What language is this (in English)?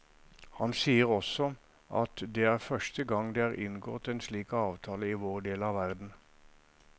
Norwegian